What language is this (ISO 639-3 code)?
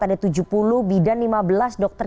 ind